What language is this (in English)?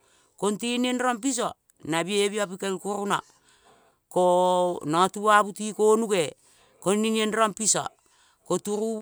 Kol (Papua New Guinea)